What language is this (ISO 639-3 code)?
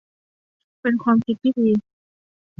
tha